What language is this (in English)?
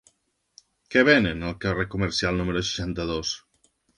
Catalan